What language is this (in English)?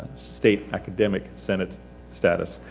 English